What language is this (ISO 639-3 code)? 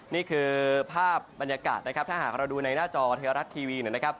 tha